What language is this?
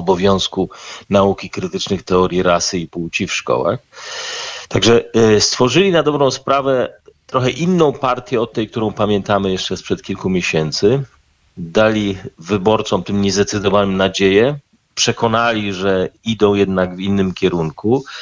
Polish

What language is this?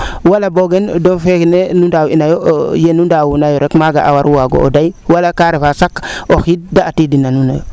Serer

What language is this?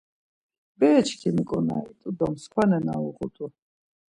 Laz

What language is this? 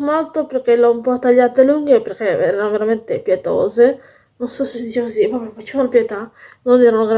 Italian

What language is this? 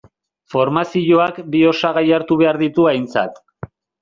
Basque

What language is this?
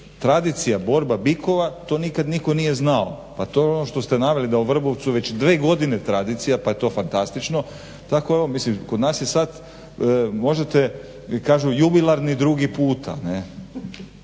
Croatian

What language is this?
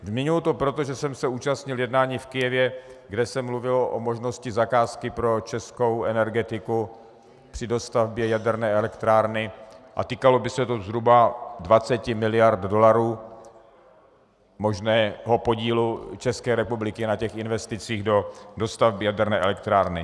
Czech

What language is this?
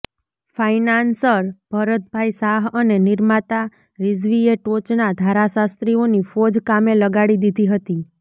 Gujarati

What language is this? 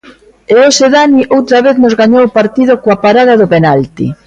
Galician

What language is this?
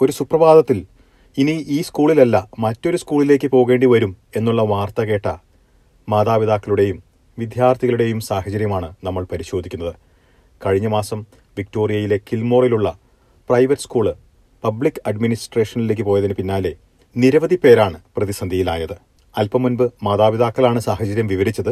Malayalam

